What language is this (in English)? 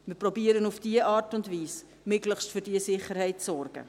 Swiss German